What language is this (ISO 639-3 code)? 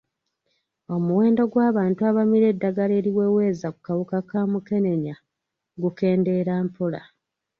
lug